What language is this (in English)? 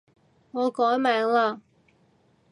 Cantonese